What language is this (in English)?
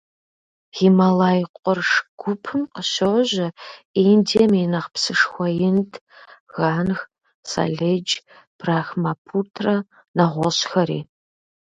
Kabardian